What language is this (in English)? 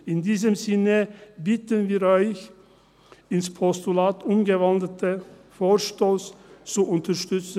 Swiss German